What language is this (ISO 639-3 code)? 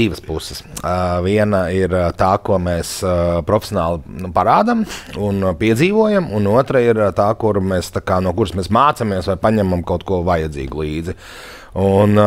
lav